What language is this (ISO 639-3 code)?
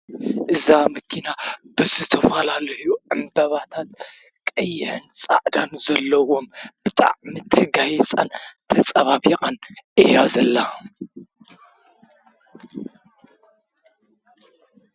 tir